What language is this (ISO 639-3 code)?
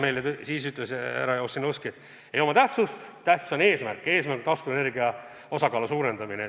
est